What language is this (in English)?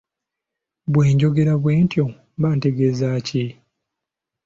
Ganda